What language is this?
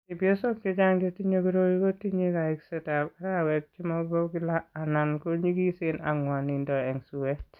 Kalenjin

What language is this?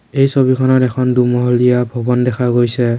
Assamese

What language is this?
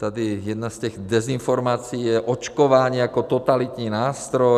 Czech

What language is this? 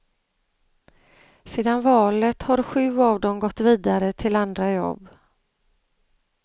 Swedish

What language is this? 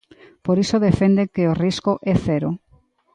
Galician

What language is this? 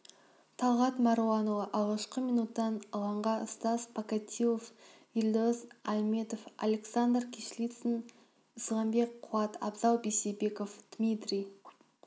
Kazakh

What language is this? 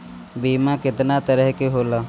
Bhojpuri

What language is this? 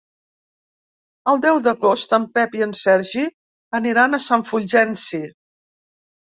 Catalan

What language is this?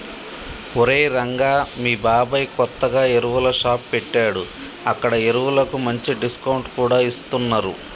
Telugu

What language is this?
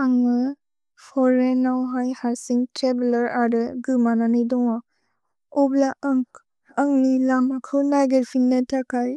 Bodo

